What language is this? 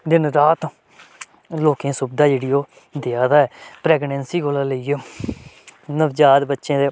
Dogri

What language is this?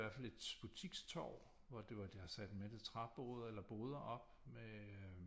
Danish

